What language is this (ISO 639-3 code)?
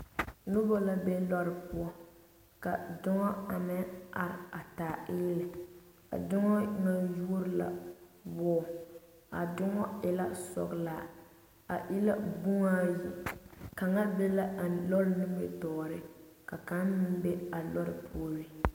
dga